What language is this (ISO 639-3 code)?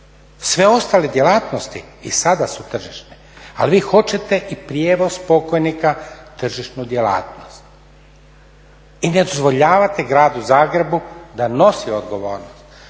hrv